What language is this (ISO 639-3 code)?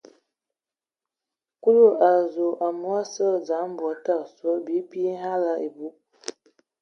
ewo